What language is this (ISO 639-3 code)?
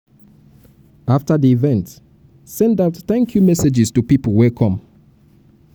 pcm